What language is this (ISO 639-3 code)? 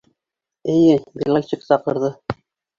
bak